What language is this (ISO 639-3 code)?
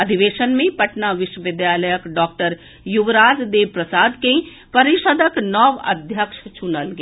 mai